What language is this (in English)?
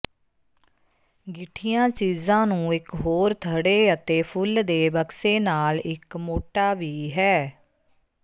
Punjabi